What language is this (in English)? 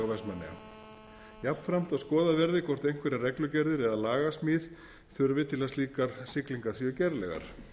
Icelandic